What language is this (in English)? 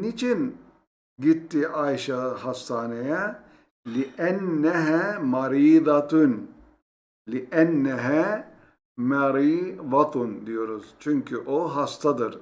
Turkish